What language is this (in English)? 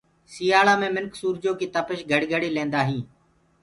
Gurgula